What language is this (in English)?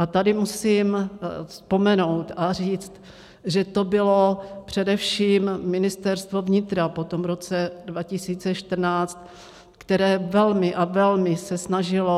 Czech